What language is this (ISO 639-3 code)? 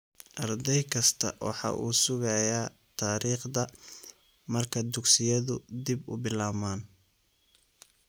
som